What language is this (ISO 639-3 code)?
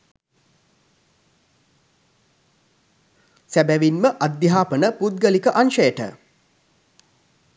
sin